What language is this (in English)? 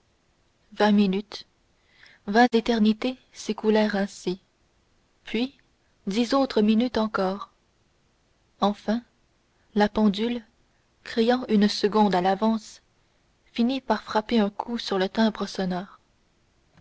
French